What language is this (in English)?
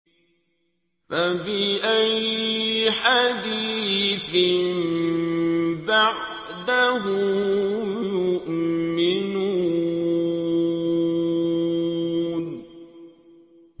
Arabic